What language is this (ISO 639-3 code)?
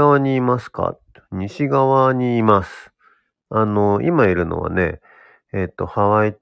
jpn